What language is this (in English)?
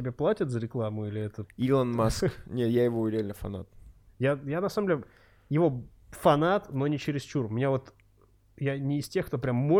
Russian